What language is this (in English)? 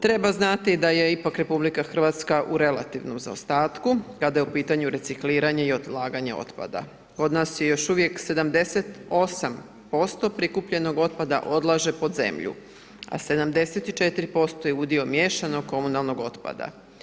Croatian